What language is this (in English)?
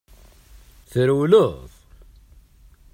Kabyle